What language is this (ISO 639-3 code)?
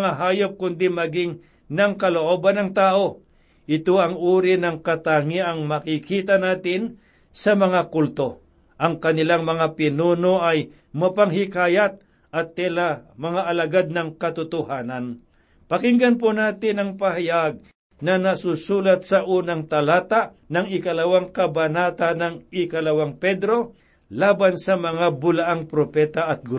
fil